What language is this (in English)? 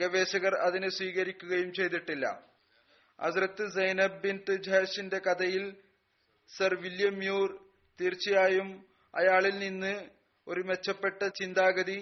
Malayalam